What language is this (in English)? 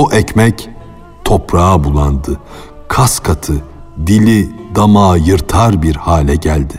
Turkish